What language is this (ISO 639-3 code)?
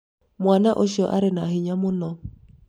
kik